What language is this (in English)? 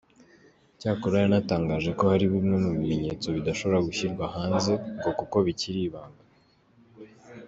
Kinyarwanda